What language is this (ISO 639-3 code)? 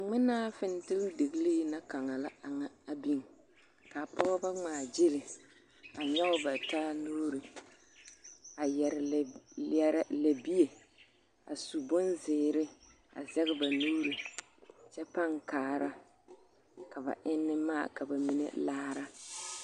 dga